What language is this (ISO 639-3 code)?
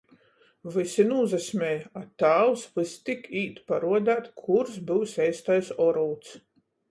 ltg